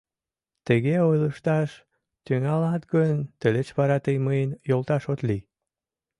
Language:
Mari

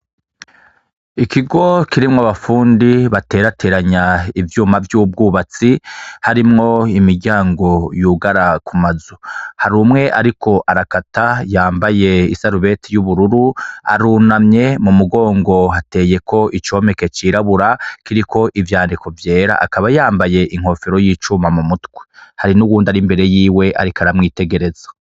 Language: Rundi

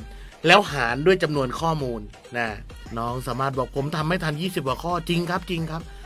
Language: Thai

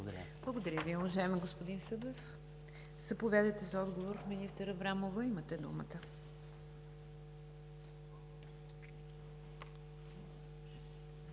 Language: Bulgarian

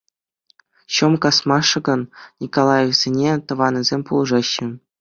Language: Chuvash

